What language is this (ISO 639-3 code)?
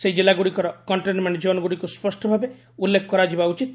ori